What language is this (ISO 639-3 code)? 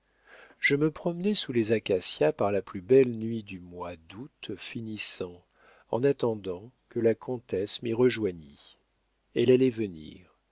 fra